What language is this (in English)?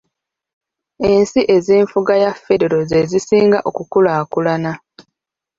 Ganda